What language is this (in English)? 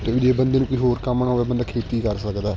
Punjabi